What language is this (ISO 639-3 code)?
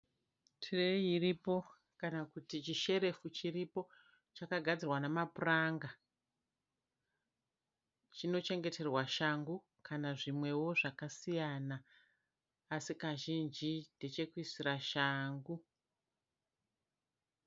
sna